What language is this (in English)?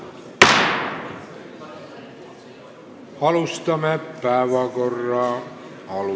Estonian